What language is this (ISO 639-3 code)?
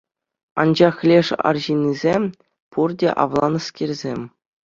chv